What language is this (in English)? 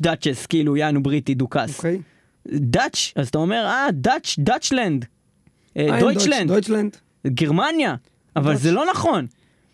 Hebrew